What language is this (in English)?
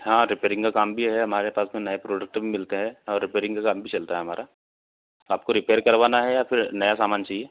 Hindi